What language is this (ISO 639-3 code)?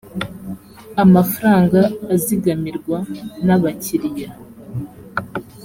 kin